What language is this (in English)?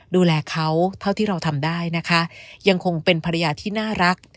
Thai